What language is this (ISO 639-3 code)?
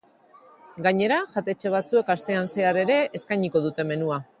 eus